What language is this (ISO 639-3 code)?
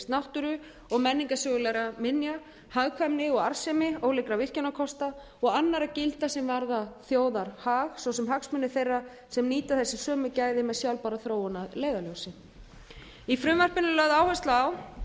isl